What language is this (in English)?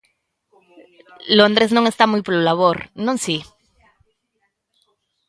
Galician